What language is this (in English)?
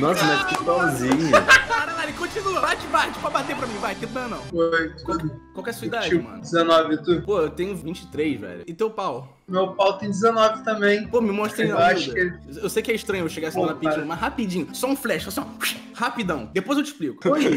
Portuguese